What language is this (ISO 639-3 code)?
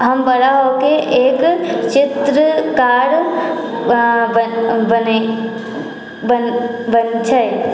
mai